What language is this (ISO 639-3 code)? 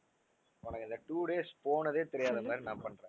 tam